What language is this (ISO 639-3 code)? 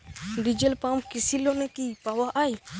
ben